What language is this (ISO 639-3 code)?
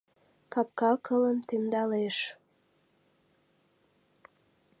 chm